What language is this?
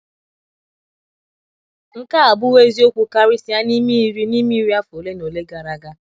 Igbo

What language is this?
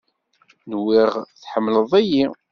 Kabyle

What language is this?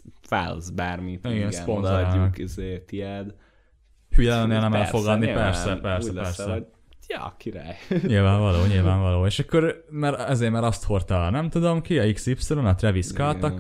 Hungarian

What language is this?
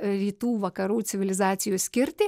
Lithuanian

